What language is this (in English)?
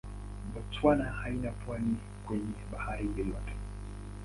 Swahili